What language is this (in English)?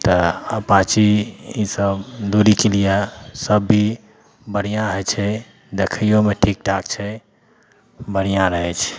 Maithili